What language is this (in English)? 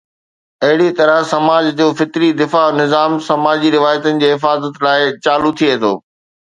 Sindhi